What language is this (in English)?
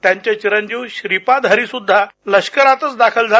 Marathi